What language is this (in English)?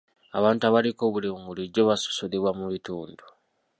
Ganda